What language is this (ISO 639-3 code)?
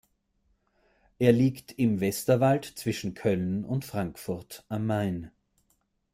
deu